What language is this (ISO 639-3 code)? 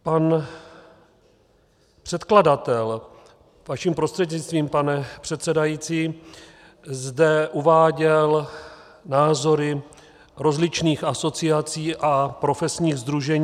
ces